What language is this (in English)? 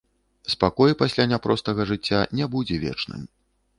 Belarusian